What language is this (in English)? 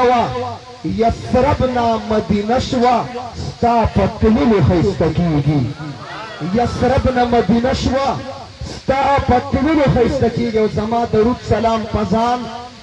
Turkish